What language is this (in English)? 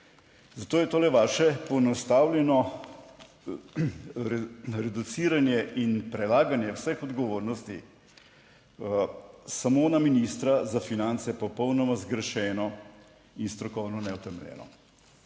Slovenian